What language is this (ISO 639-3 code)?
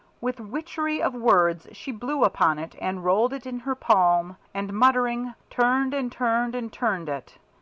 eng